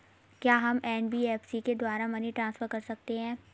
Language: Hindi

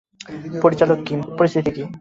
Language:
Bangla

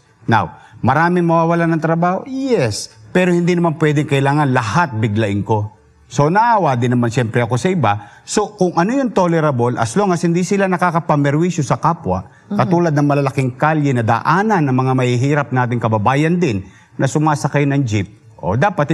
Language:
Filipino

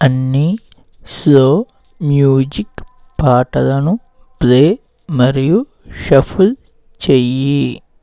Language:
Telugu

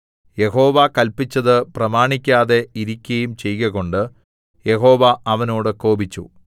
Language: Malayalam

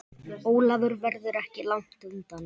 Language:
Icelandic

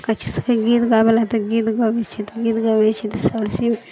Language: Maithili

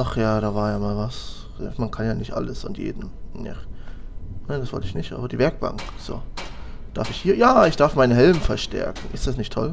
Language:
German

